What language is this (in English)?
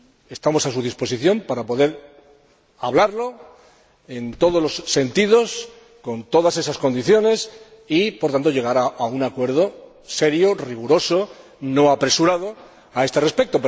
Spanish